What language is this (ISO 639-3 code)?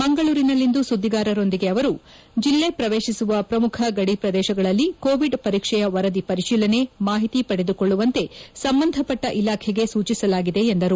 kan